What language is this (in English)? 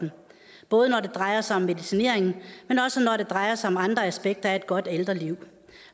Danish